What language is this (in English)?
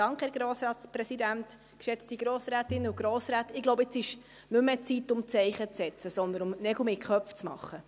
Swiss German